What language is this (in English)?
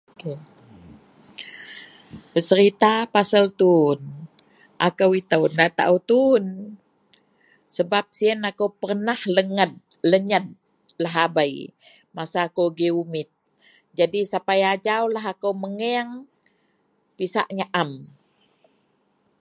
Central Melanau